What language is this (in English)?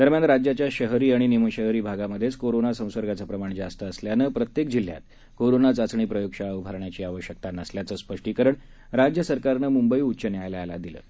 Marathi